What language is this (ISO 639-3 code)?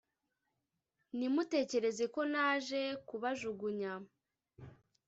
kin